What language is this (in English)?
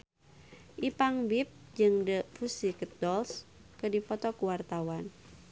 Sundanese